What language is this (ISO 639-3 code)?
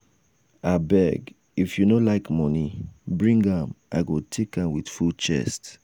pcm